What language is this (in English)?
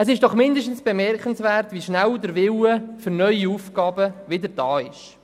Swiss German